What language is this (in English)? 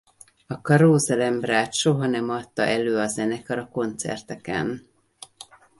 Hungarian